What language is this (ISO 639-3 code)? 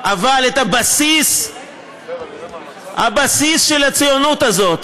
heb